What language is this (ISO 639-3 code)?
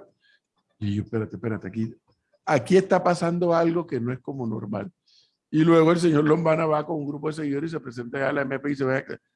spa